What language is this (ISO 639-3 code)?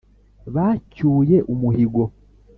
kin